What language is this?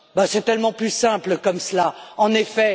French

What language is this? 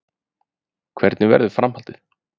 Icelandic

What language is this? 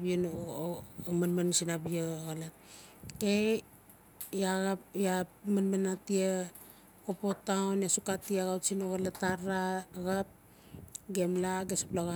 Notsi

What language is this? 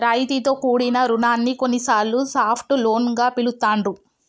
Telugu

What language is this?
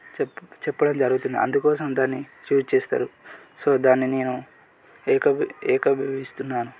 Telugu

